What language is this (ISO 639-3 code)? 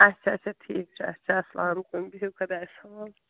kas